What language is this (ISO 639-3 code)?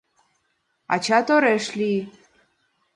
chm